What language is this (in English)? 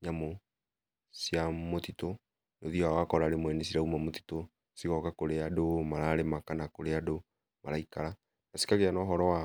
Kikuyu